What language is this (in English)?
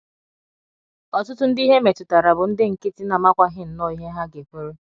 Igbo